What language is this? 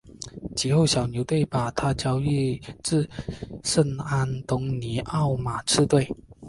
Chinese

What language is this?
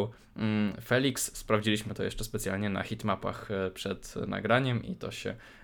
Polish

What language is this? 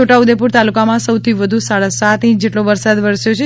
Gujarati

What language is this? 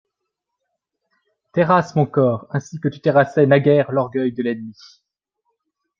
French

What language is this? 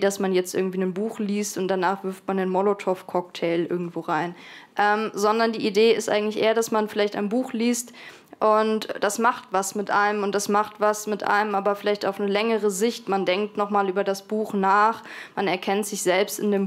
German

